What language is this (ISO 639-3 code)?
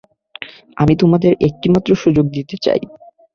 ben